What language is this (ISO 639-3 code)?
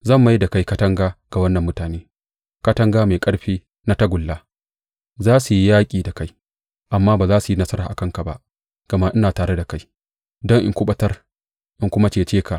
hau